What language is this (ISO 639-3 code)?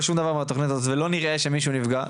heb